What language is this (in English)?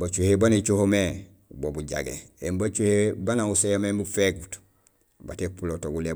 Gusilay